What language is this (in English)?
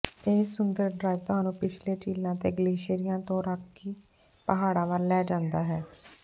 Punjabi